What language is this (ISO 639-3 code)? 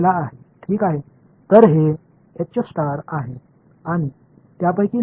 tam